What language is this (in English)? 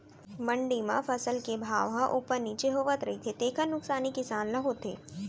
Chhattisgarhi